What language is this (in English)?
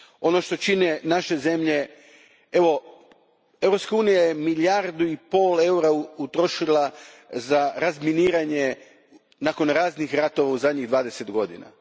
Croatian